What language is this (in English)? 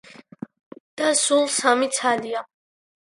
Georgian